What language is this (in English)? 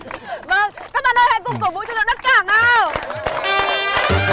Vietnamese